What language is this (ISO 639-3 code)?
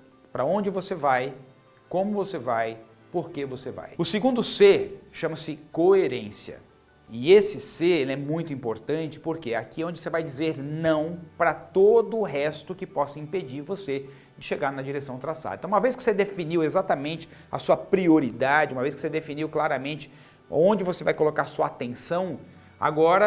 por